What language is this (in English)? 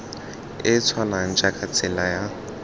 Tswana